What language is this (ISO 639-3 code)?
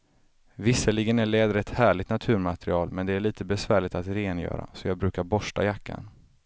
swe